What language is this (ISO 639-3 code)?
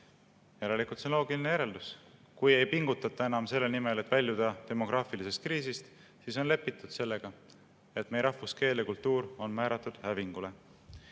est